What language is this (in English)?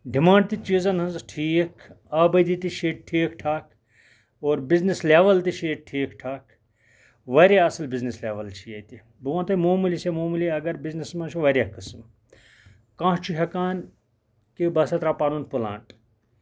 Kashmiri